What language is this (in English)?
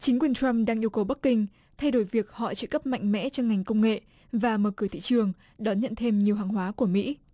Vietnamese